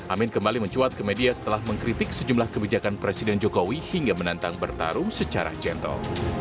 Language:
Indonesian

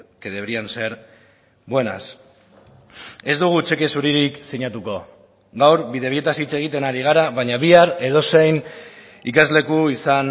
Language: Basque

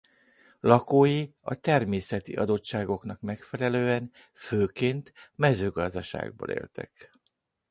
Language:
Hungarian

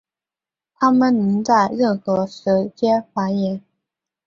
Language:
Chinese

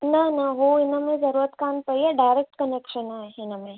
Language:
Sindhi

